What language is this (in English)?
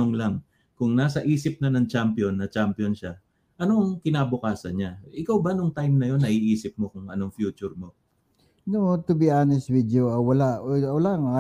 Filipino